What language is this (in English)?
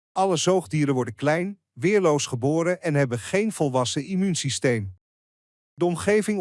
Dutch